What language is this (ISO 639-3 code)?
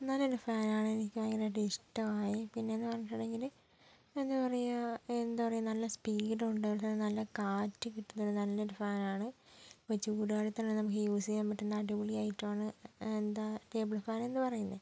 mal